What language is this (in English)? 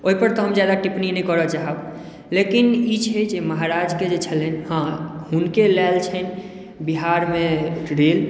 Maithili